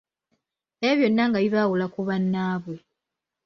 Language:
Ganda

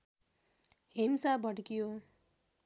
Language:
Nepali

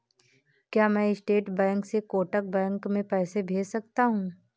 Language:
Hindi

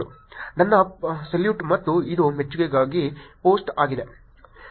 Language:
Kannada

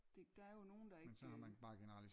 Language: Danish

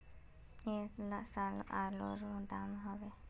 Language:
Magahi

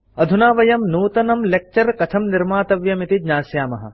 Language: Sanskrit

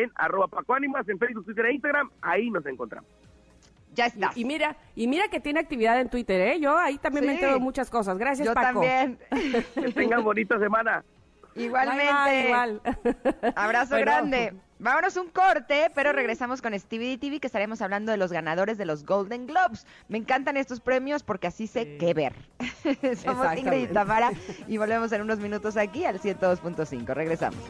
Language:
Spanish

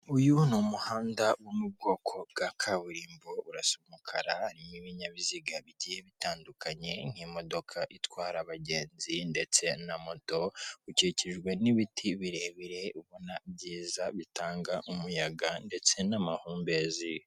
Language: Kinyarwanda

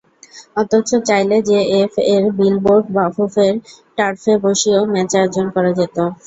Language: Bangla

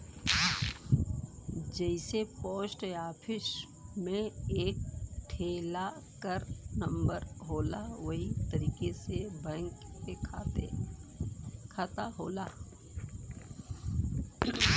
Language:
Bhojpuri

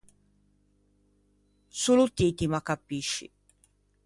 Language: Ligurian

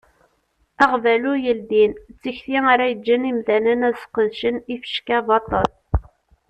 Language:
Kabyle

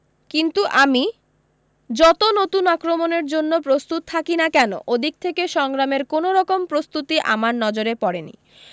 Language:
Bangla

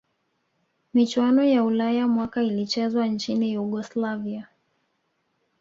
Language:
Swahili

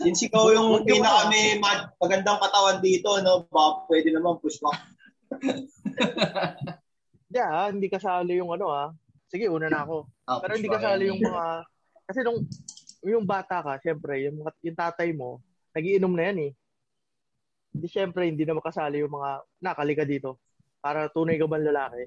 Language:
Filipino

